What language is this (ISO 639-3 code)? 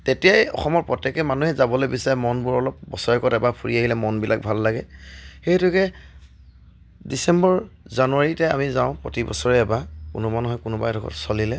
asm